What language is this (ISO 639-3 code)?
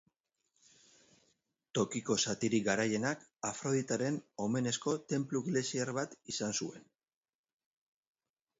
eus